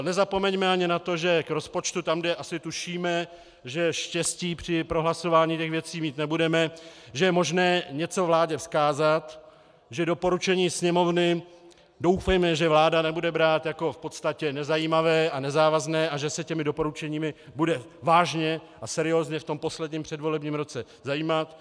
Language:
Czech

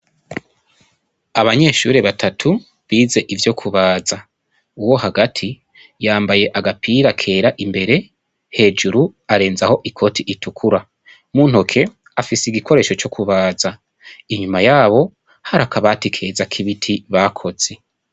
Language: Rundi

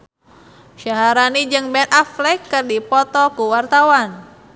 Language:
Sundanese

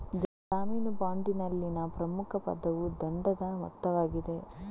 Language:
Kannada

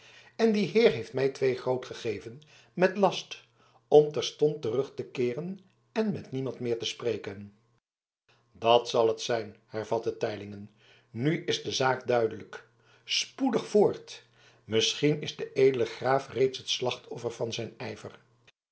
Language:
Dutch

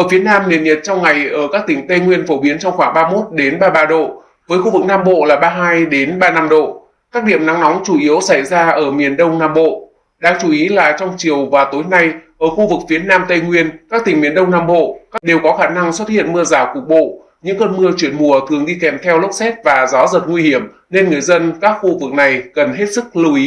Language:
Vietnamese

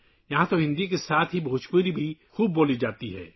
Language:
Urdu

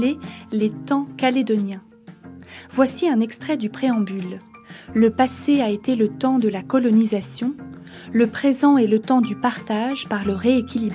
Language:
French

